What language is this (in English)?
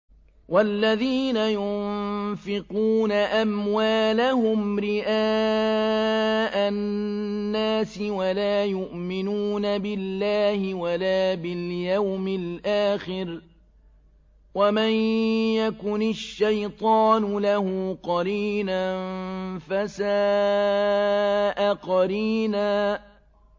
Arabic